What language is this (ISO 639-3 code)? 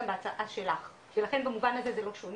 heb